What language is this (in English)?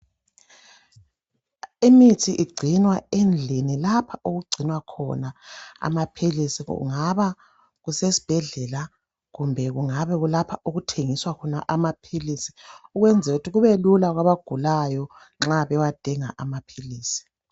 North Ndebele